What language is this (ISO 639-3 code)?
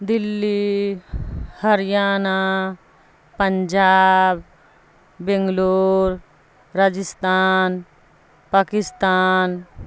urd